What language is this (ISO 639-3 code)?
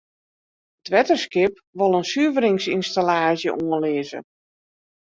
fry